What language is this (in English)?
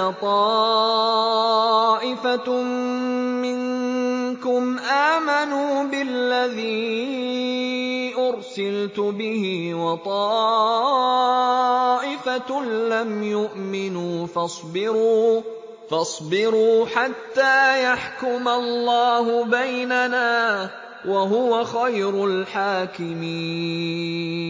Arabic